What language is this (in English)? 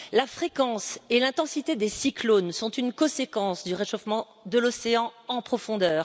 French